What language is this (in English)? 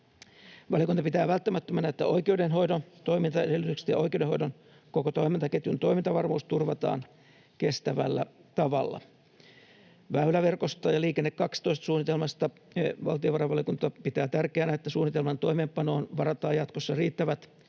Finnish